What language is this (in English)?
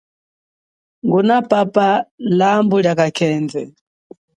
Chokwe